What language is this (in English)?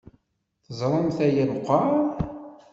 Kabyle